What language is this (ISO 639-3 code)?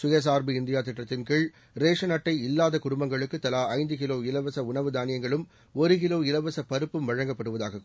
tam